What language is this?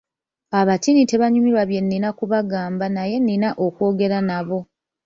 Ganda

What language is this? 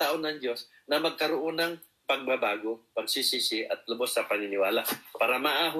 Filipino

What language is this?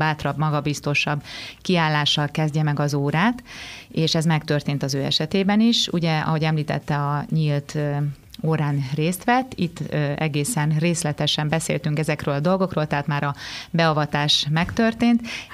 Hungarian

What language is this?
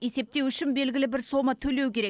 Kazakh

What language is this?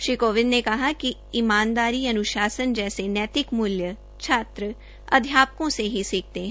Hindi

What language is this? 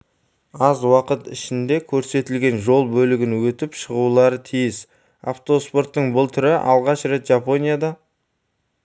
Kazakh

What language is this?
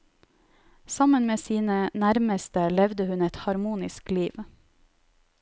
Norwegian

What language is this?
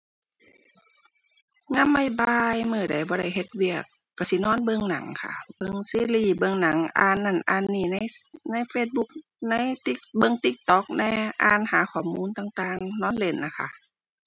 Thai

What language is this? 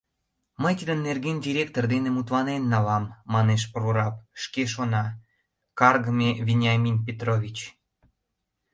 Mari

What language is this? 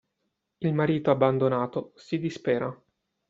Italian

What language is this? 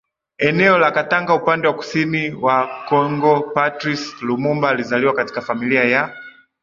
Swahili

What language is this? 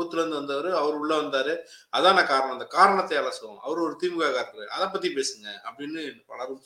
Tamil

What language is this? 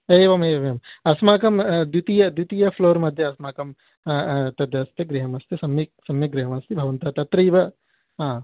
Sanskrit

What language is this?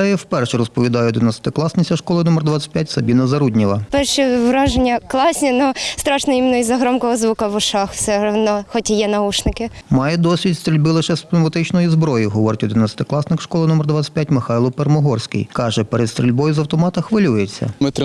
Ukrainian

